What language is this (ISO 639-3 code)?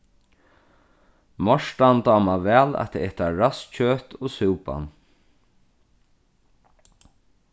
fao